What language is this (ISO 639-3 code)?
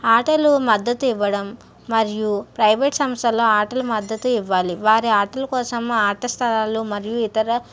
tel